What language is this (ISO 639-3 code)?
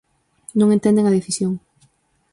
glg